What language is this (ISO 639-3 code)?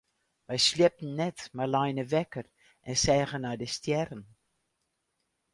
fry